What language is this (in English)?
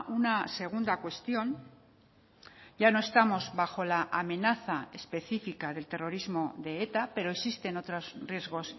Spanish